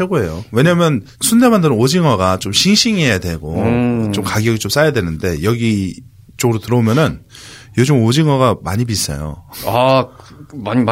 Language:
Korean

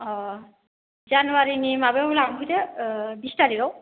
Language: Bodo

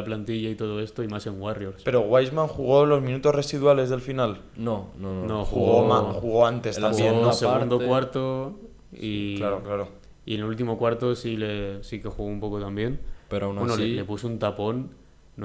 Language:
Spanish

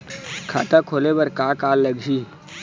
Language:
Chhattisgarhi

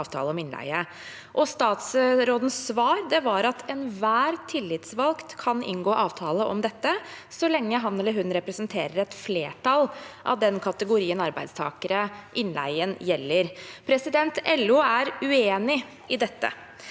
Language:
Norwegian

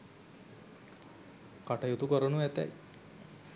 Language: Sinhala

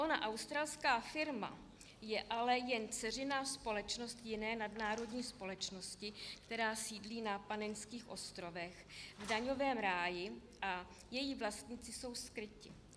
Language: Czech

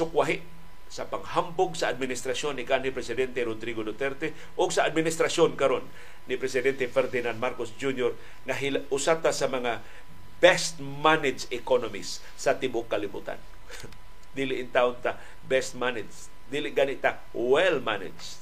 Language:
Filipino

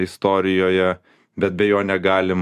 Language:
Lithuanian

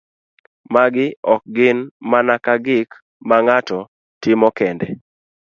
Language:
Luo (Kenya and Tanzania)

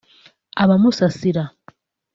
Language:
Kinyarwanda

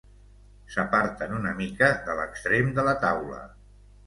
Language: Catalan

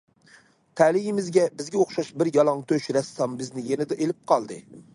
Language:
Uyghur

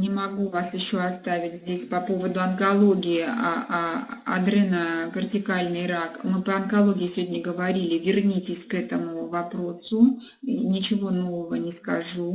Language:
Russian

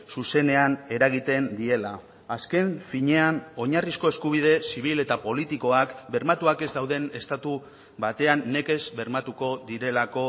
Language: Basque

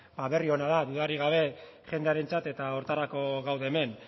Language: Basque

